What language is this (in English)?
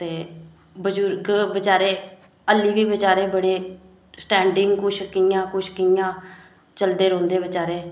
Dogri